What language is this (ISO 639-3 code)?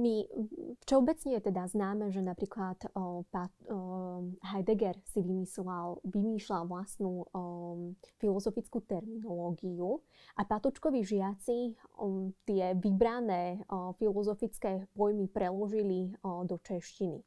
slk